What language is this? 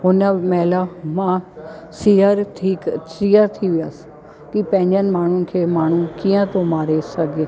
Sindhi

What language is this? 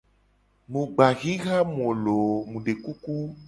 Gen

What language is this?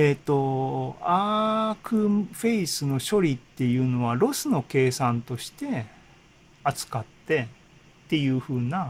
Japanese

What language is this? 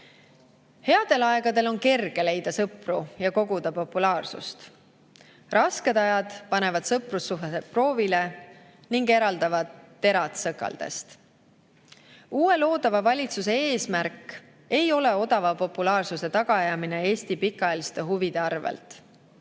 Estonian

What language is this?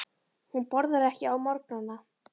Icelandic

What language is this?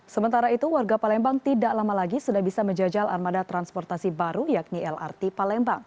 Indonesian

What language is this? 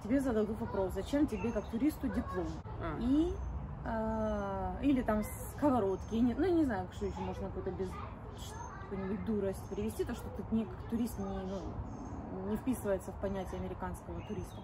Russian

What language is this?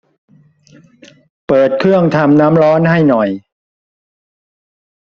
Thai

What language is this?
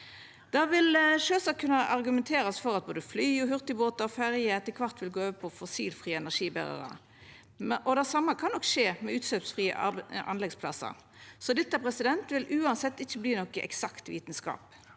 Norwegian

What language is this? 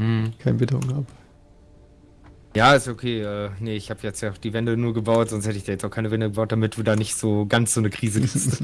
German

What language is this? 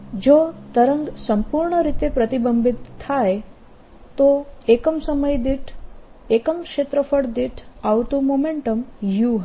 Gujarati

